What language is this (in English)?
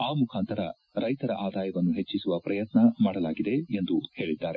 Kannada